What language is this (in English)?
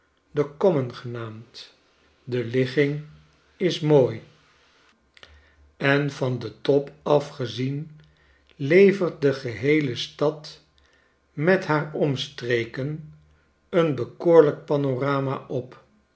Dutch